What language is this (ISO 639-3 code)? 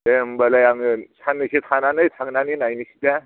brx